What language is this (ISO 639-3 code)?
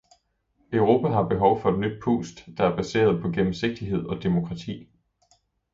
dan